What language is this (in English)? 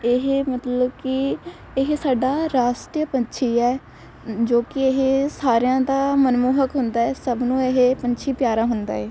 Punjabi